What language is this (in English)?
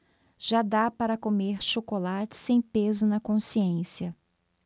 Portuguese